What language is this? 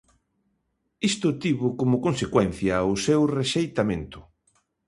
Galician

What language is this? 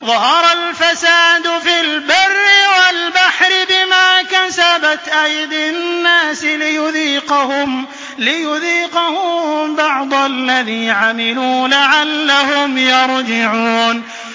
Arabic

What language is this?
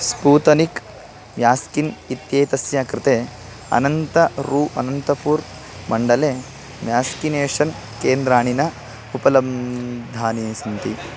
Sanskrit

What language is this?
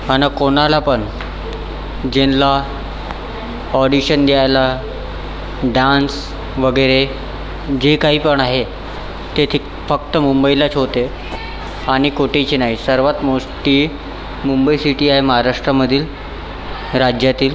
Marathi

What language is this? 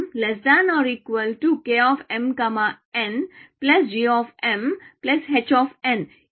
Telugu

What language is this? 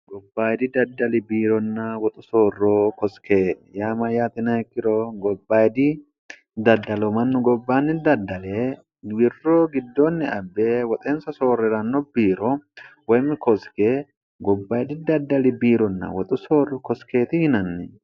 Sidamo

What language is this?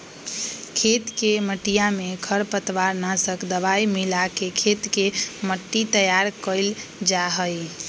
Magahi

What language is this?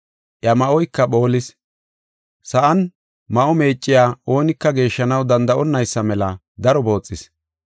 Gofa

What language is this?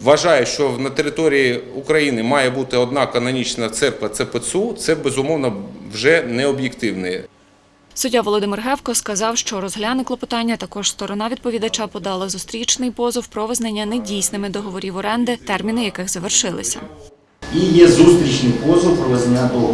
Ukrainian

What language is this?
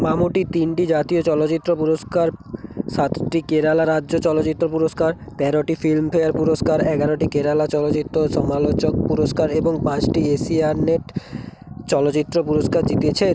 Bangla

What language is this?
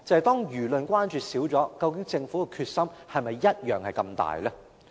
Cantonese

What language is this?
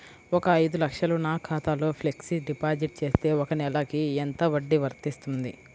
Telugu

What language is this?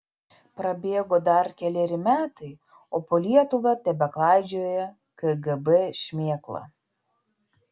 Lithuanian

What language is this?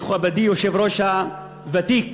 Hebrew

